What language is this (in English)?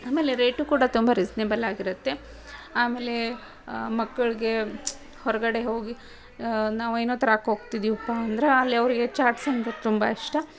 Kannada